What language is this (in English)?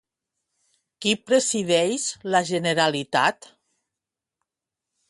Catalan